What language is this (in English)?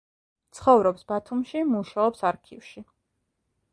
Georgian